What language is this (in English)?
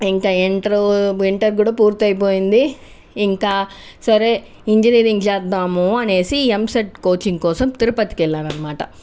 Telugu